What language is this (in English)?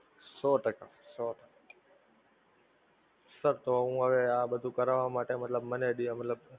Gujarati